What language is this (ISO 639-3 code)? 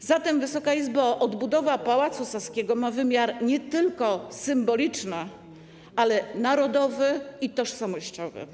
pol